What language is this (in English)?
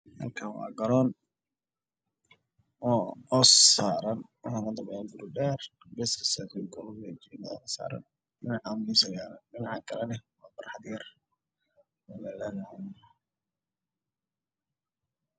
Somali